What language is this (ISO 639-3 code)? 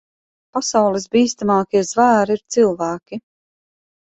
lav